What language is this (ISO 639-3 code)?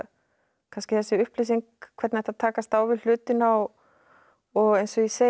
isl